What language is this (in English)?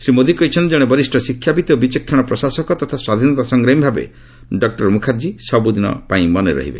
Odia